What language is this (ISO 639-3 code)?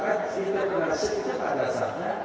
ind